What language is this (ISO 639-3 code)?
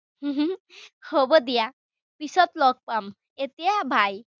asm